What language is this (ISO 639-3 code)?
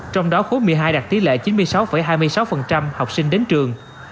vie